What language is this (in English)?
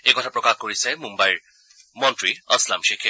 Assamese